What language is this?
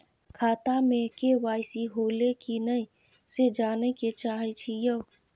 Maithili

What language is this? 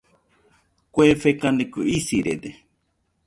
Nüpode Huitoto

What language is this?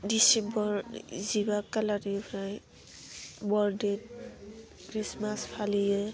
Bodo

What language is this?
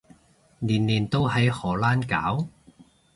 Cantonese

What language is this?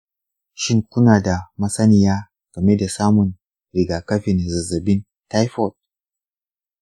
Hausa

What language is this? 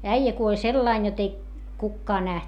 Finnish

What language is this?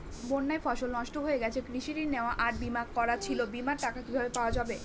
Bangla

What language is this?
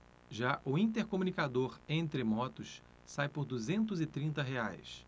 Portuguese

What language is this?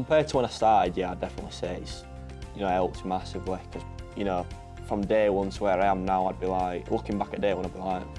English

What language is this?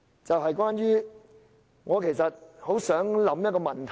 Cantonese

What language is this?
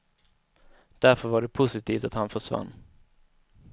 Swedish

